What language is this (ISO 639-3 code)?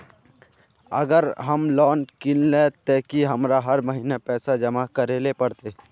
mag